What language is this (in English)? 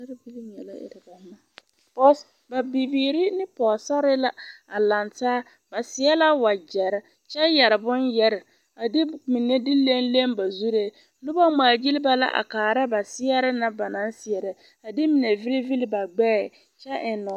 Southern Dagaare